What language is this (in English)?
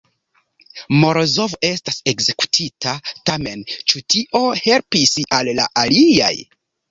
Esperanto